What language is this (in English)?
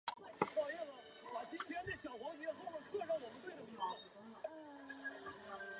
Chinese